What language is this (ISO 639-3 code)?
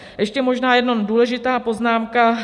ces